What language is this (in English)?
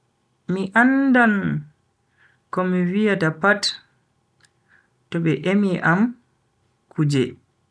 Bagirmi Fulfulde